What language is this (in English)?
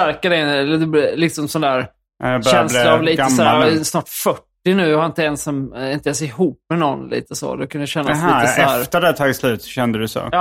Swedish